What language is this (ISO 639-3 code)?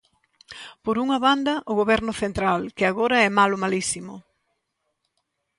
glg